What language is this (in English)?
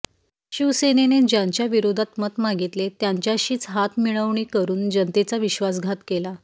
Marathi